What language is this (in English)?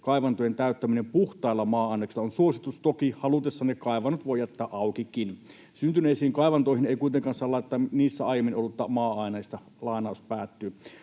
Finnish